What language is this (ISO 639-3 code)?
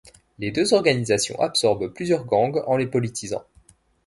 fra